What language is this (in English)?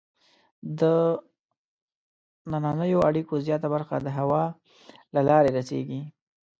Pashto